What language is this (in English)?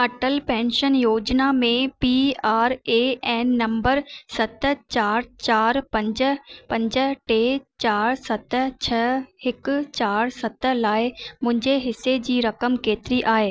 Sindhi